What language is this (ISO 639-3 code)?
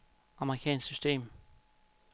dan